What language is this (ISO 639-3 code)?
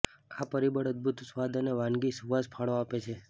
guj